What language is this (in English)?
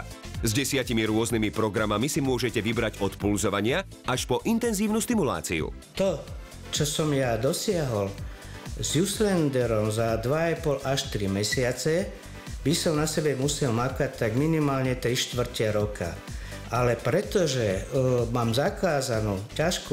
Ukrainian